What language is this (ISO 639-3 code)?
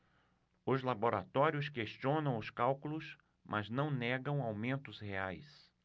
por